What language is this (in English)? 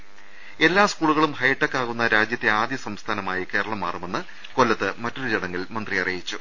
Malayalam